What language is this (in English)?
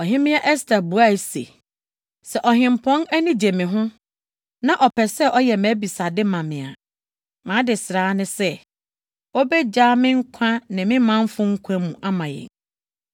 Akan